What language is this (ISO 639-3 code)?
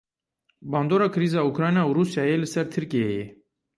kur